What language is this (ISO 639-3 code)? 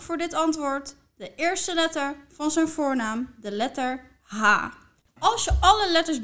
nld